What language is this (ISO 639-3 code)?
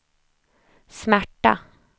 swe